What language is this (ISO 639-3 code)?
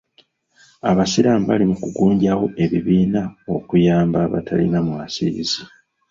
lug